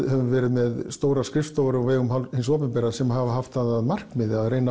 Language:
Icelandic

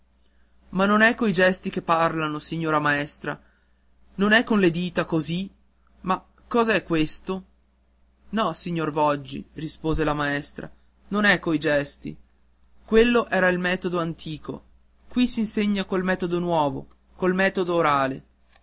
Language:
Italian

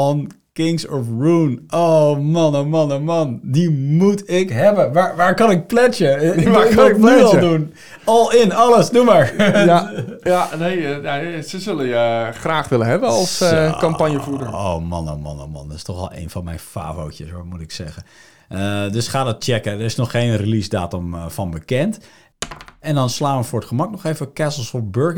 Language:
Dutch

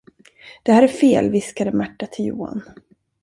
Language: Swedish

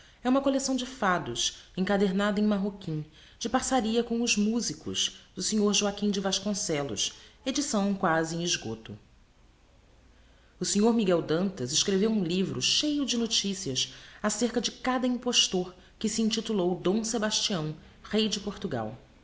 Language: Portuguese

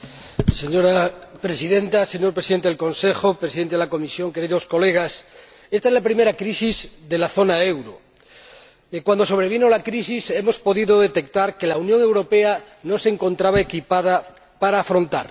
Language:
Spanish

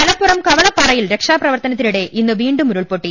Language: Malayalam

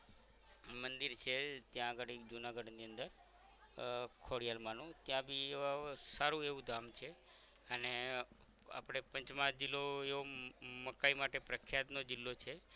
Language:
Gujarati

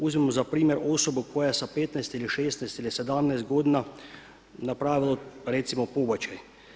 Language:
Croatian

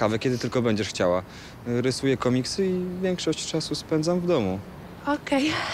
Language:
Polish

